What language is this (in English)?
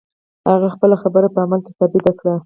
Pashto